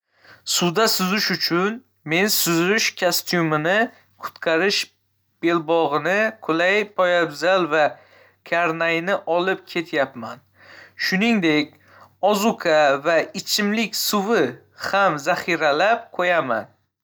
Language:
Uzbek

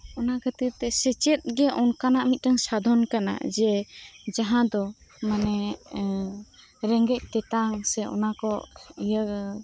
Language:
Santali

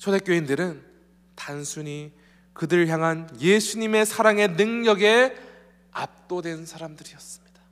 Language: Korean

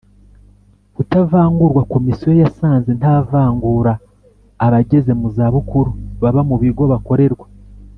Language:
Kinyarwanda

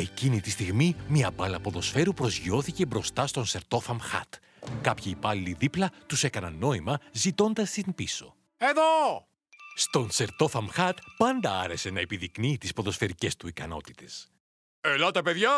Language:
Greek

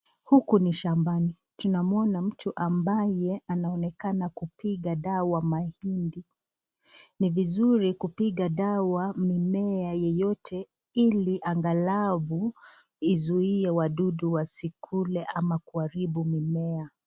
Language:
Swahili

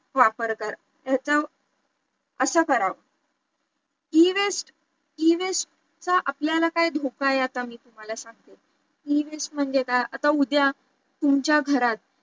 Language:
Marathi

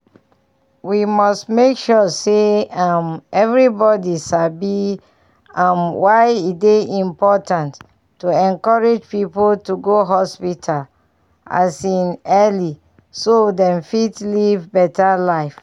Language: Nigerian Pidgin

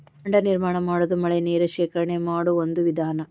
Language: Kannada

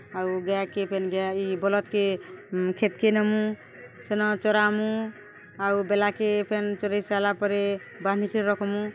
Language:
Odia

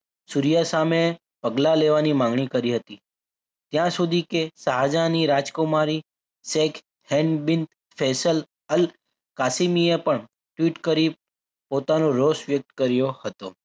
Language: Gujarati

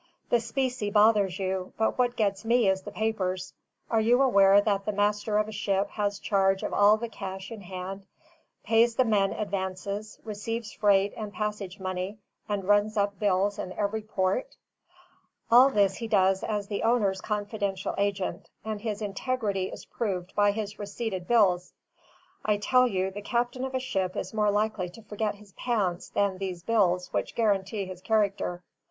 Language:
English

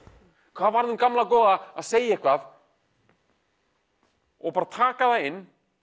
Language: Icelandic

